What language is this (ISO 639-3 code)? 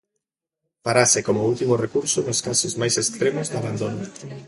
glg